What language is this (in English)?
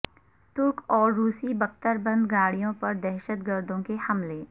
Urdu